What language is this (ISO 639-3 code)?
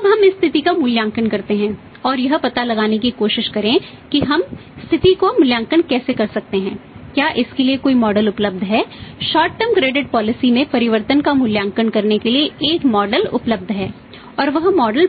hin